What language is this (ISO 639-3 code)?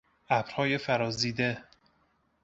fas